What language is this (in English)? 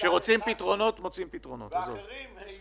Hebrew